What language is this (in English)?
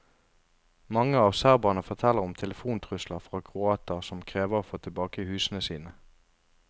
Norwegian